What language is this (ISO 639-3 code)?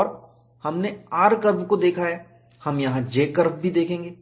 hin